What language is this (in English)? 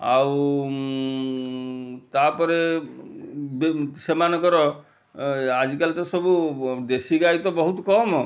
Odia